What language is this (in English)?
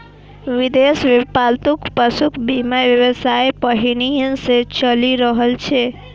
Maithili